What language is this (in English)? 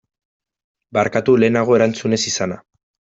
Basque